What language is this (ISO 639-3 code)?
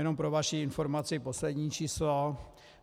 ces